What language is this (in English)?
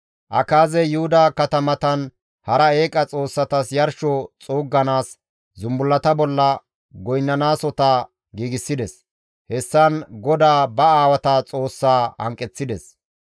Gamo